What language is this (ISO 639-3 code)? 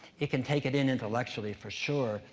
eng